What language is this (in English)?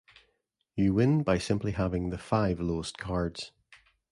English